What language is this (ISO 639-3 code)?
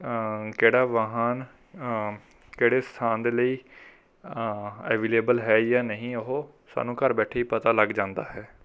pan